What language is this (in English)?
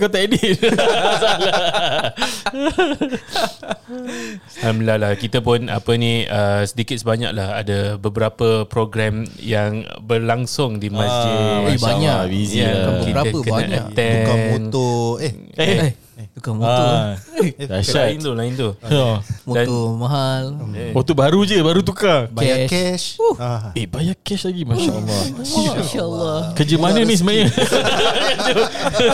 Malay